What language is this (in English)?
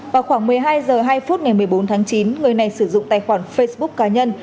Vietnamese